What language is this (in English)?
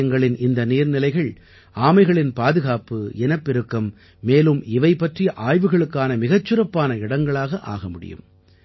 Tamil